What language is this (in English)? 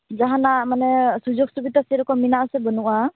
Santali